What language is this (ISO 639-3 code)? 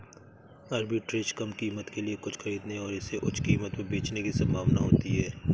hin